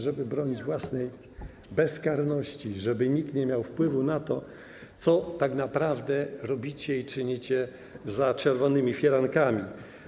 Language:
Polish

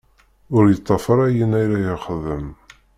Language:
Kabyle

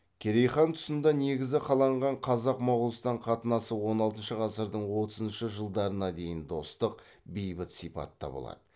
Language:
Kazakh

